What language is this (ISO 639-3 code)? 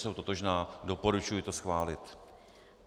ces